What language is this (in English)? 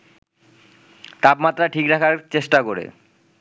Bangla